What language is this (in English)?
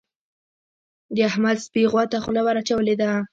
Pashto